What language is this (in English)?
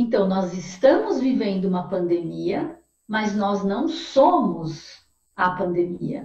Portuguese